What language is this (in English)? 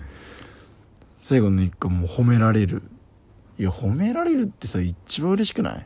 Japanese